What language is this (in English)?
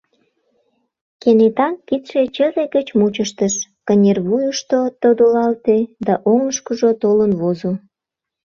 Mari